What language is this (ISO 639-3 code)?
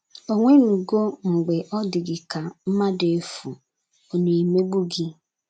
ibo